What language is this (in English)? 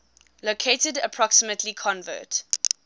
English